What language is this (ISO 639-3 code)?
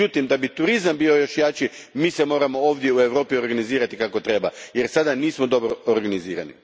hrv